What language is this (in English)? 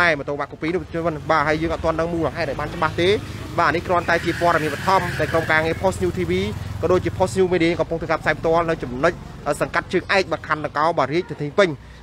Vietnamese